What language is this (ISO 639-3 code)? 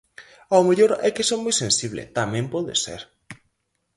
glg